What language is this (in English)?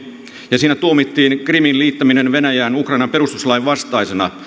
Finnish